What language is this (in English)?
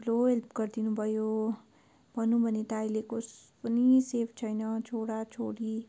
Nepali